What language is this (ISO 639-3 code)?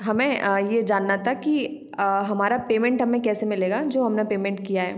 hin